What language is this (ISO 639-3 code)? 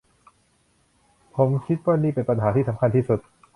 tha